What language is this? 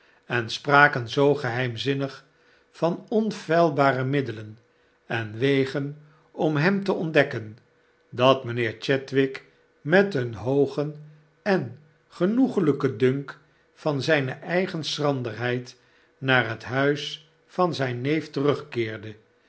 Dutch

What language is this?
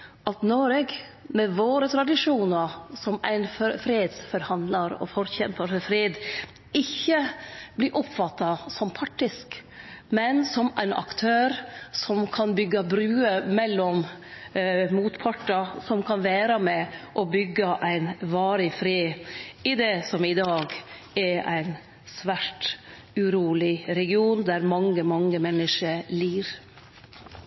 Norwegian Nynorsk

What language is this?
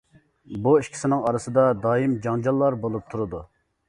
Uyghur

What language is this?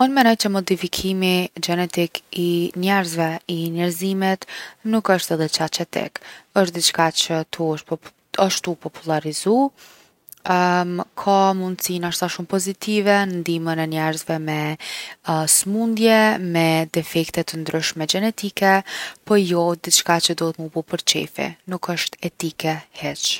Gheg Albanian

